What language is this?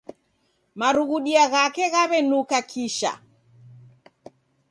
Taita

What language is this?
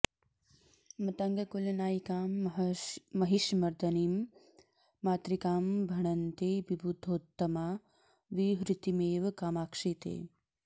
Sanskrit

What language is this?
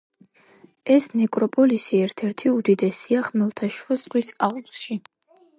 Georgian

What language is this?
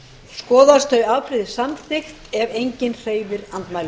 Icelandic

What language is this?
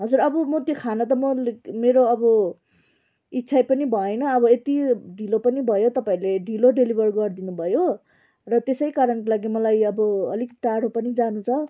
Nepali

